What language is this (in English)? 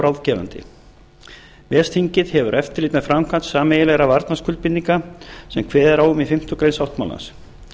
Icelandic